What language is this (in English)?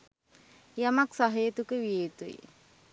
Sinhala